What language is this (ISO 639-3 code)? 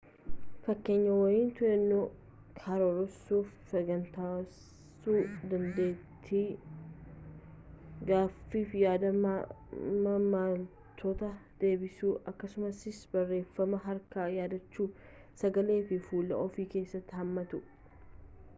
orm